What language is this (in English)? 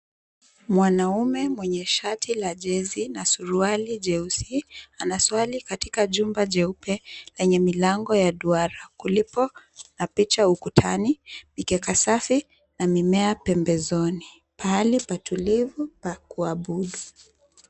Swahili